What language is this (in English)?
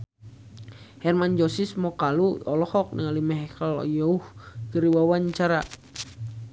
Sundanese